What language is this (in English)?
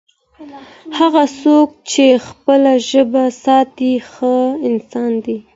Pashto